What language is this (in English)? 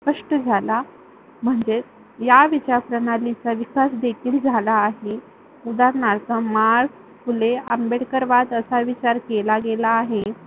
Marathi